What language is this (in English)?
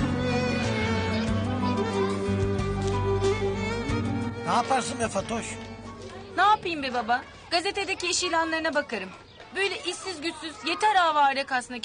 Turkish